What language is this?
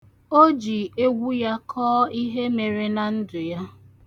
Igbo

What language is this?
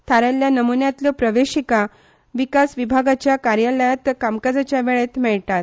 Konkani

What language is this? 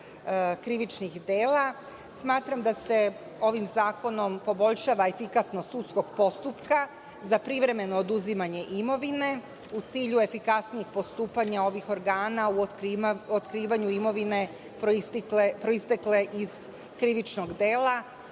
Serbian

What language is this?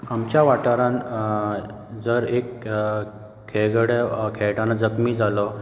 Konkani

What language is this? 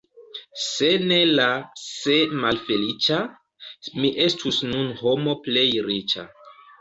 Esperanto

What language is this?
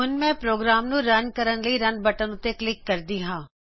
Punjabi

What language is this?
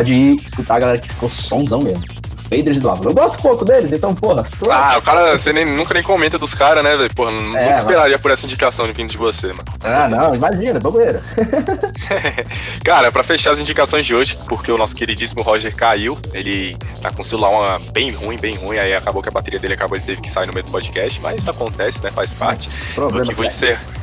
Portuguese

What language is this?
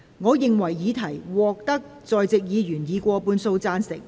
Cantonese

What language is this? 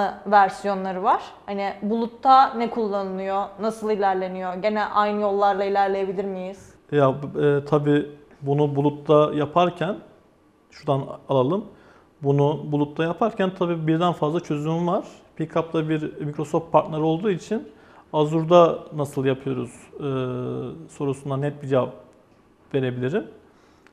Turkish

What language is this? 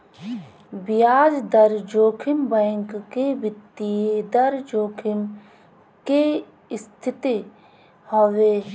Bhojpuri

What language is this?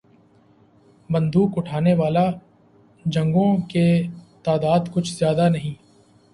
Urdu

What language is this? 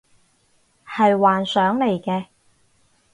Cantonese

